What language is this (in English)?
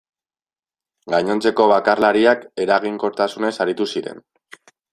Basque